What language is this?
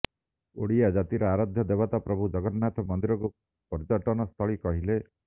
Odia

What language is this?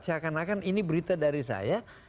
Indonesian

